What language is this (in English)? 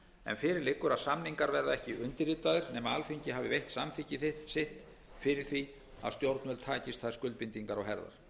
Icelandic